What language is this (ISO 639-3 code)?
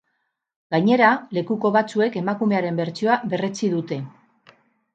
eus